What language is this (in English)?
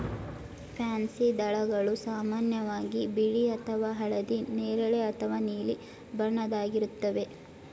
Kannada